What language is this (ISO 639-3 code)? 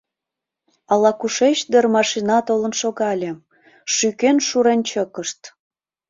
chm